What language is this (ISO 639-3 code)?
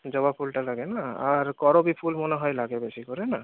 ben